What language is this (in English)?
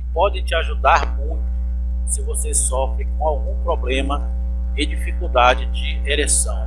Portuguese